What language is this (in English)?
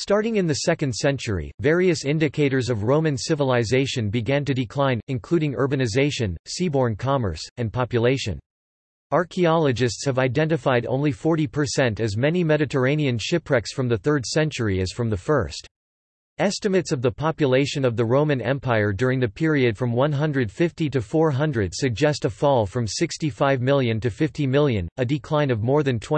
English